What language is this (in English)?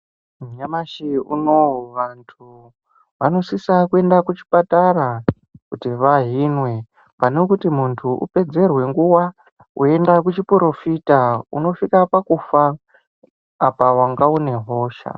Ndau